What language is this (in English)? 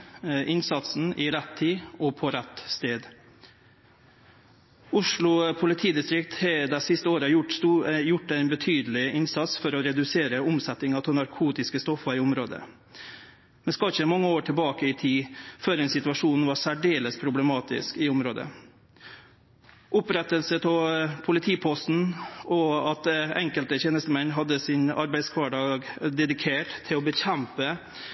Norwegian Nynorsk